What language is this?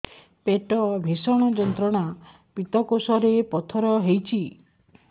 Odia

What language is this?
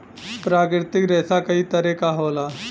Bhojpuri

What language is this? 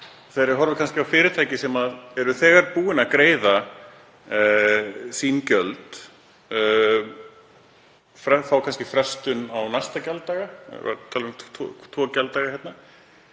Icelandic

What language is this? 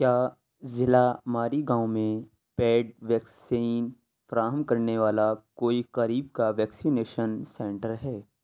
Urdu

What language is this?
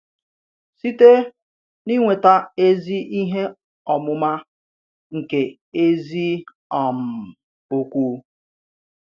Igbo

